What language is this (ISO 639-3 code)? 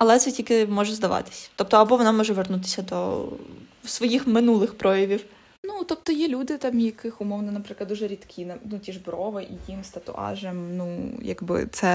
ukr